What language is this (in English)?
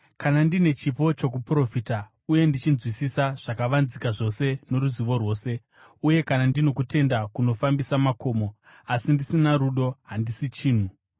Shona